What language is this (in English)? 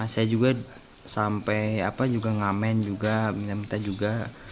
Indonesian